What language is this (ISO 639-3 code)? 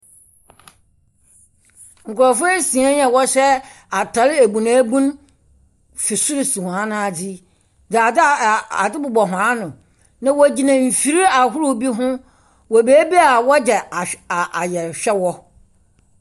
aka